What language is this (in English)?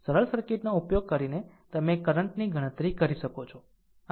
Gujarati